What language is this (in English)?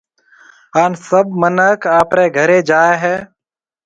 Marwari (Pakistan)